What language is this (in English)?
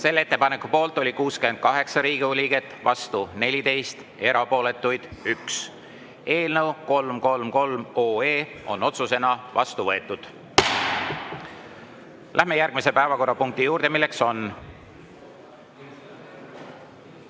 Estonian